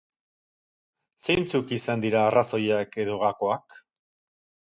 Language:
Basque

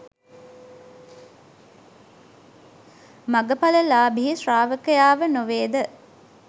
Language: Sinhala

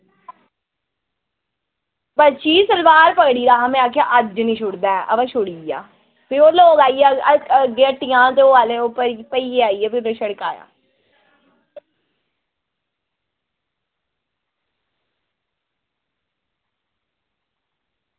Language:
Dogri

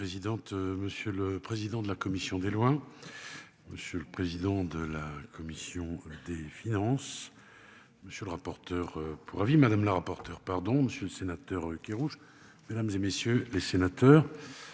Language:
French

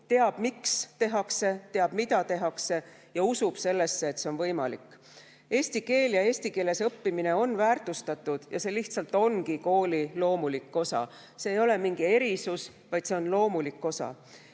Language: Estonian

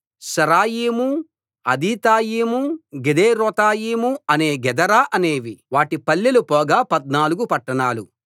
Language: Telugu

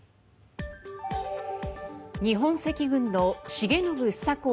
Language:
Japanese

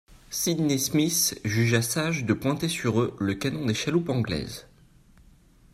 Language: French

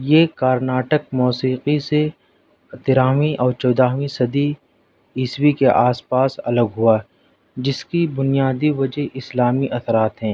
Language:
Urdu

